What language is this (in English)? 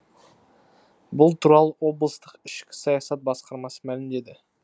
Kazakh